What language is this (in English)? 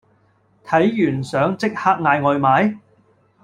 Cantonese